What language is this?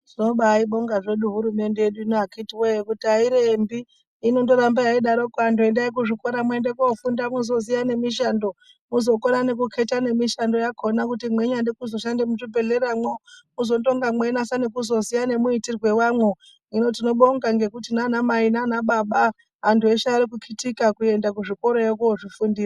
Ndau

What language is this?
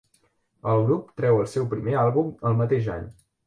Catalan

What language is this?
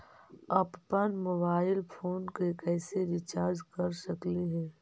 Magahi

